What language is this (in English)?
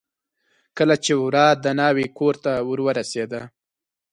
Pashto